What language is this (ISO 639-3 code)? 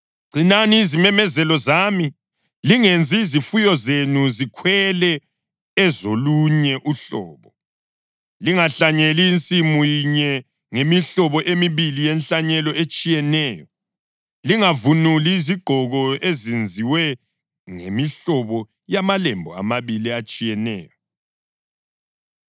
nde